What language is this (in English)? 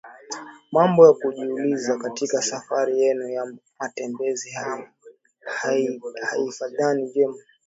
Swahili